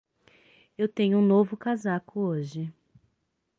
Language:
Portuguese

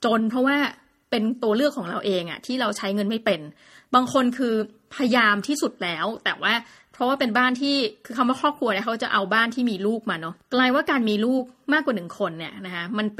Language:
Thai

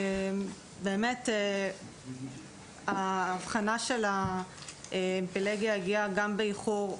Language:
Hebrew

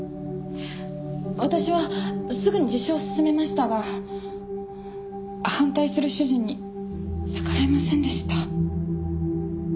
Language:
Japanese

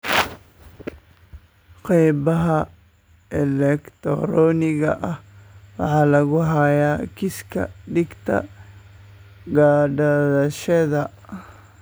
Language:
Somali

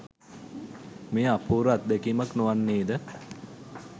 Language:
Sinhala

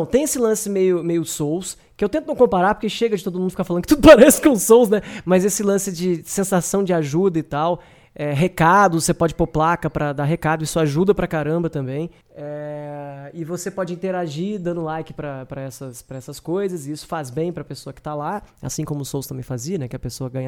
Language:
Portuguese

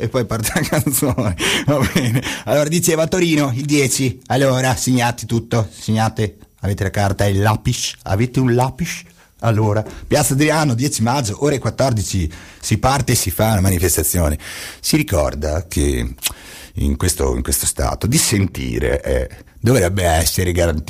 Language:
Italian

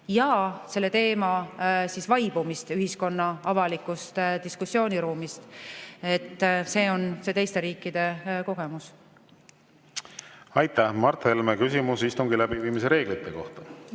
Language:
Estonian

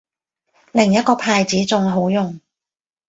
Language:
Cantonese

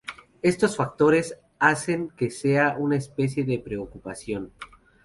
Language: Spanish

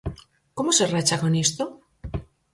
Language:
Galician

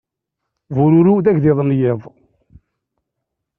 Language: Kabyle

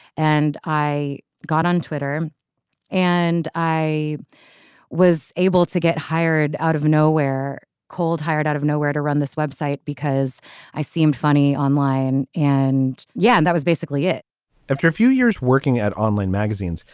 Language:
English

